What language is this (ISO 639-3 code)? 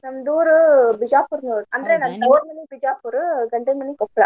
kan